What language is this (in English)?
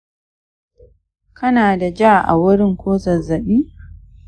Hausa